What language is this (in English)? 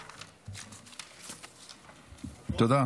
Hebrew